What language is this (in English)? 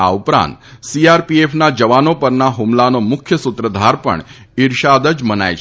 Gujarati